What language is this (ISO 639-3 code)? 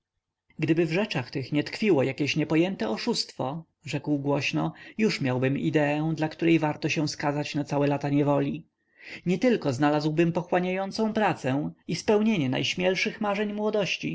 pol